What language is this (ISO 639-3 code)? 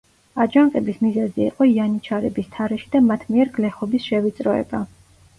kat